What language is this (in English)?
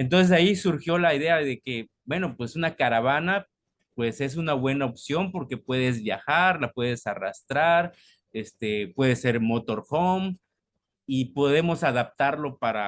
Spanish